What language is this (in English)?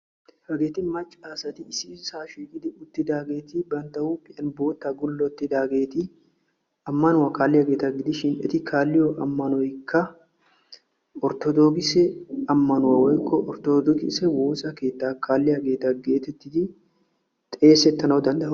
Wolaytta